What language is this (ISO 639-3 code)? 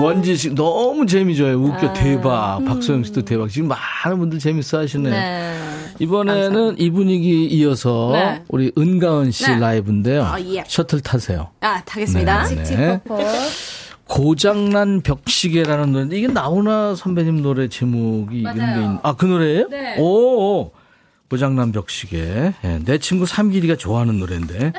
kor